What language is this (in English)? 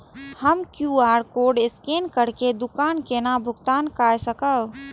Maithili